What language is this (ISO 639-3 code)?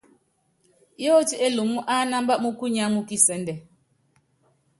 yav